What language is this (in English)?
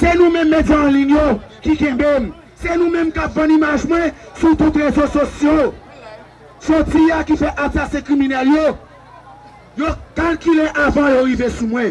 French